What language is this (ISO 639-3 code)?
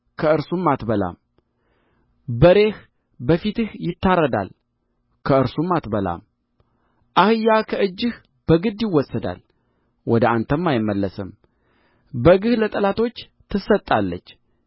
amh